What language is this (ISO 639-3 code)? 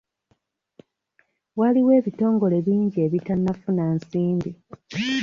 lug